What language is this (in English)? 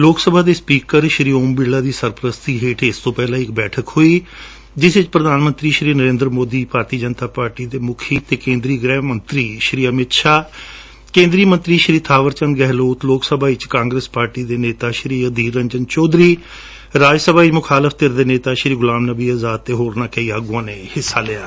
Punjabi